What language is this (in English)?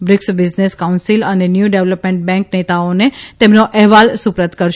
Gujarati